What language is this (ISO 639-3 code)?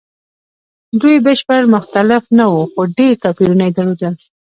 pus